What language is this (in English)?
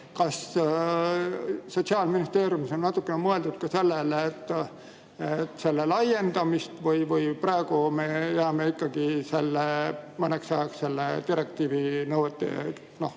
Estonian